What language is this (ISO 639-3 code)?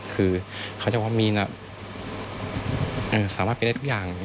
tha